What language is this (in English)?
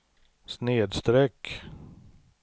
Swedish